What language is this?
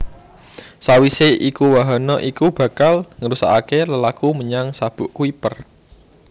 Javanese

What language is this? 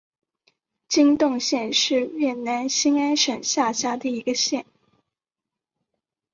Chinese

